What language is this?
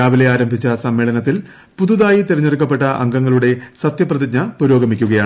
Malayalam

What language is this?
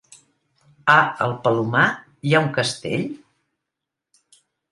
Catalan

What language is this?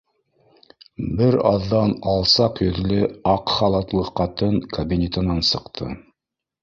Bashkir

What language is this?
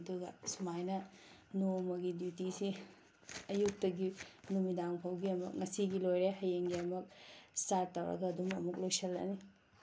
Manipuri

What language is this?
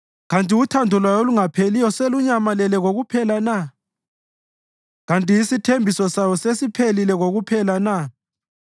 North Ndebele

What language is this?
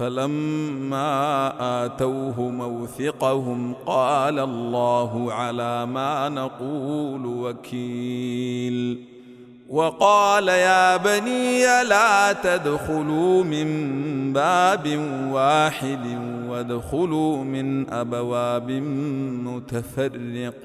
Arabic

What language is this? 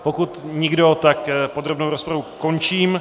Czech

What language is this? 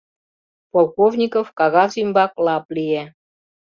Mari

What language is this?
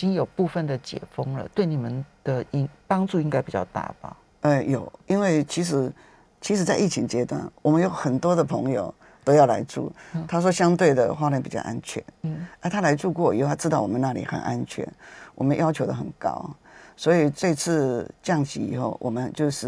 Chinese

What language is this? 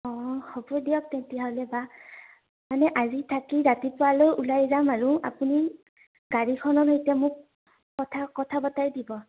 Assamese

